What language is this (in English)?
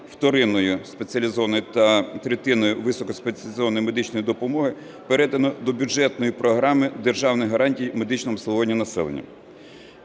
Ukrainian